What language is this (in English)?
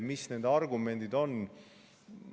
Estonian